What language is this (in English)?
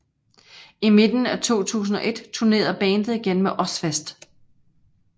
Danish